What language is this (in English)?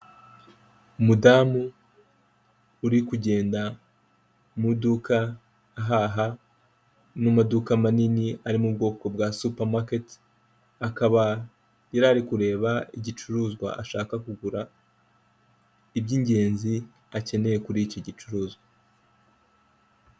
Kinyarwanda